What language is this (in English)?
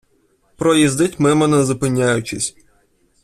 Ukrainian